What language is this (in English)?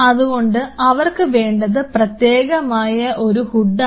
Malayalam